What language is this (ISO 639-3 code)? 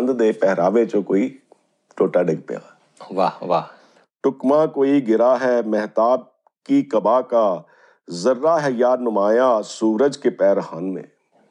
pan